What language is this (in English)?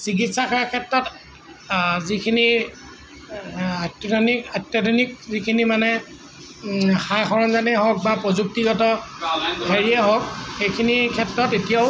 Assamese